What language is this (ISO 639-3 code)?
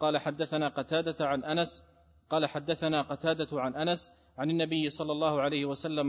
ara